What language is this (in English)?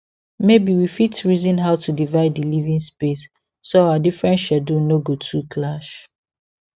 Nigerian Pidgin